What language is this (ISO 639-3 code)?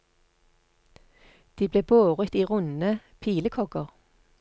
nor